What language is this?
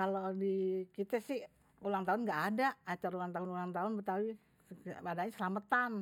Betawi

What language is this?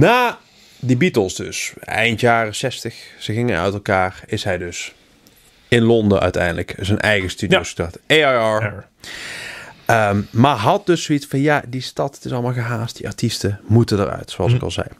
Dutch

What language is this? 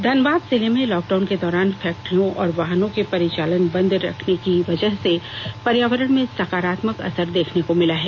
Hindi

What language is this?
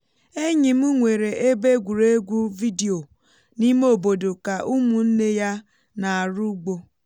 Igbo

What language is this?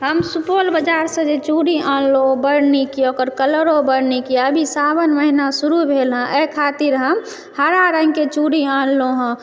Maithili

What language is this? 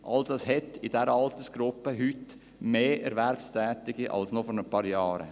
Swiss German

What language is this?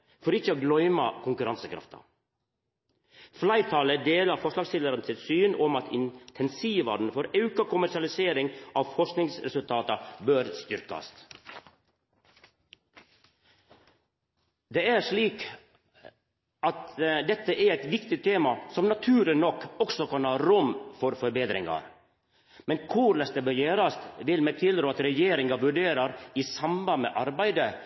Norwegian Nynorsk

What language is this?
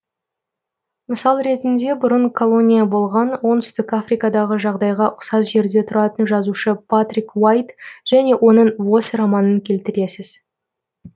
Kazakh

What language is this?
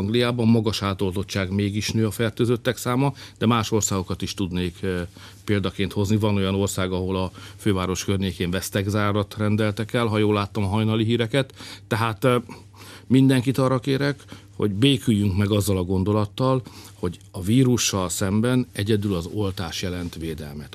Hungarian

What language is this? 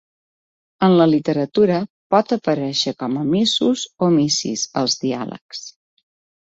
Catalan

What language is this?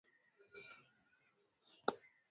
Swahili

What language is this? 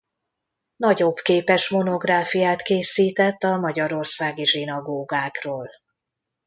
Hungarian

